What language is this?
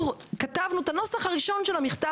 Hebrew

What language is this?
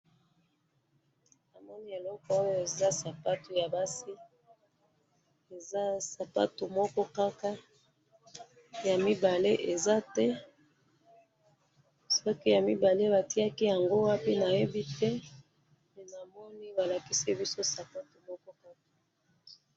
Lingala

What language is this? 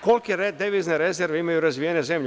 Serbian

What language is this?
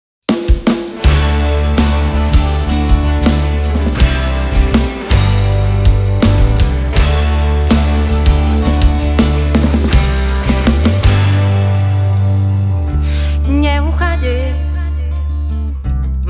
Russian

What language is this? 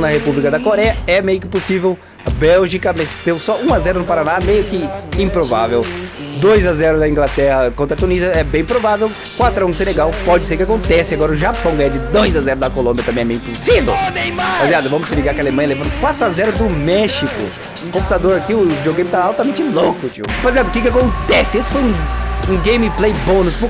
Portuguese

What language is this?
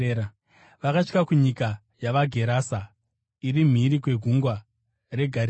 Shona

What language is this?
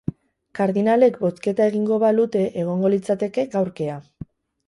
Basque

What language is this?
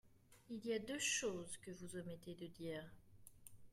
French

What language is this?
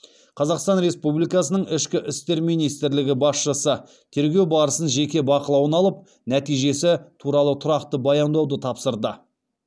Kazakh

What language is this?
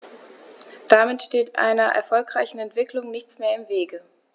German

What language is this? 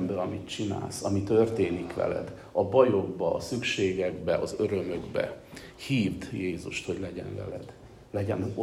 Hungarian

